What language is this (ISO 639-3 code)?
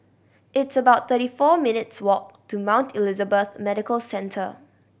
eng